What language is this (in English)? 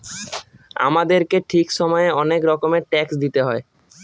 Bangla